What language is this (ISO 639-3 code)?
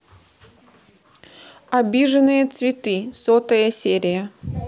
rus